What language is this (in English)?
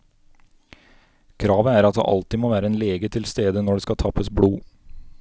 Norwegian